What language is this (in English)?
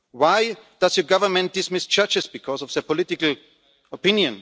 English